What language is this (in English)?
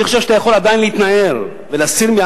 Hebrew